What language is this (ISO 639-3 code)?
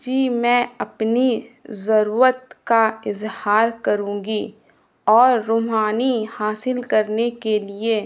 urd